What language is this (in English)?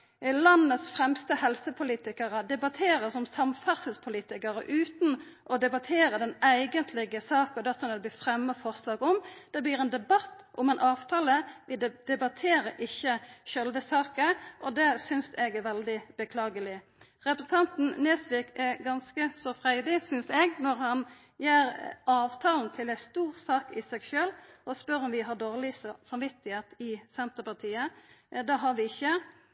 Norwegian Nynorsk